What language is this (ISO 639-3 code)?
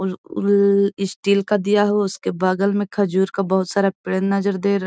mag